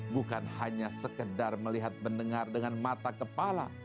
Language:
Indonesian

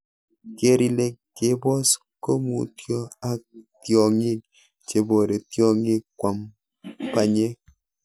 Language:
Kalenjin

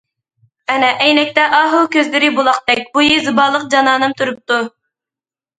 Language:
Uyghur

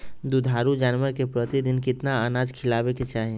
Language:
Magahi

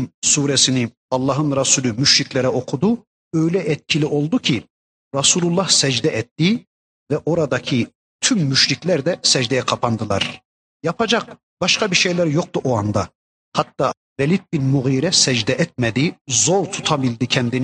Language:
Turkish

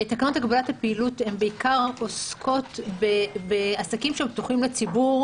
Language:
Hebrew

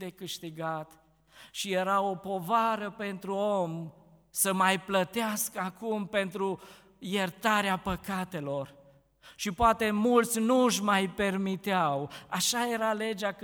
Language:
Romanian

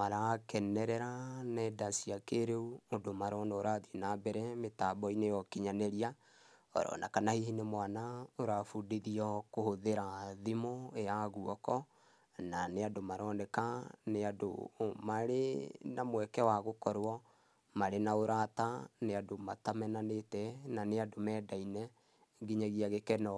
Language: Kikuyu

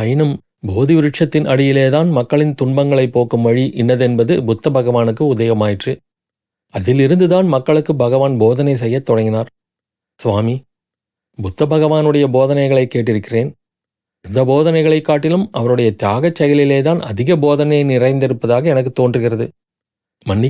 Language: Tamil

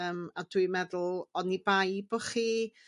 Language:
Welsh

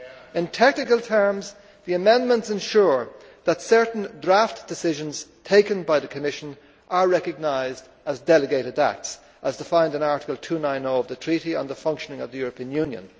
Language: English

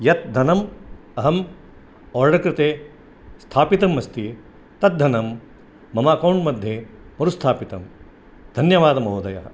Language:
Sanskrit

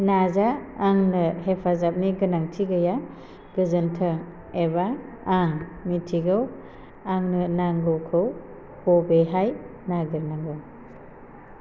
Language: Bodo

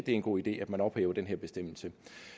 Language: Danish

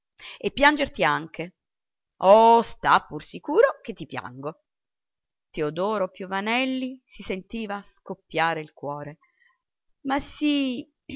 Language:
Italian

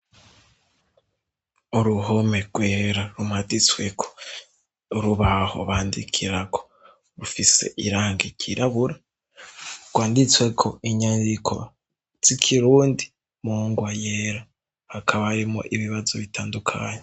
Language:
Rundi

